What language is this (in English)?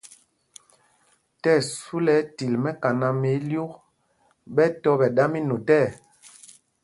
Mpumpong